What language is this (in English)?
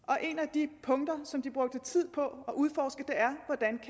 Danish